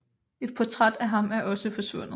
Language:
Danish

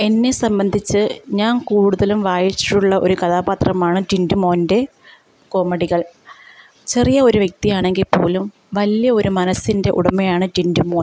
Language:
Malayalam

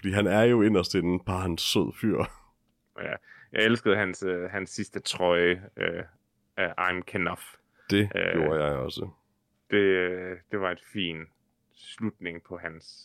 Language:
Danish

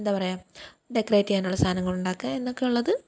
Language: Malayalam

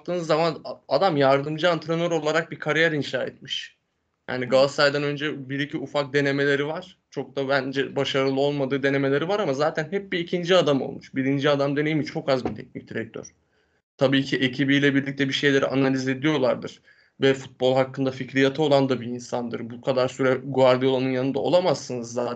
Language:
Turkish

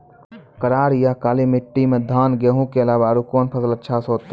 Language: Maithili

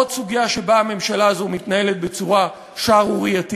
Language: Hebrew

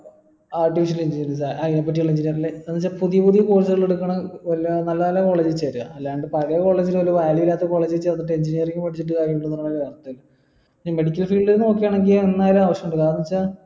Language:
Malayalam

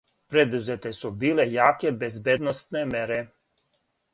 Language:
Serbian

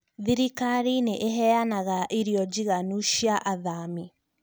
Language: Kikuyu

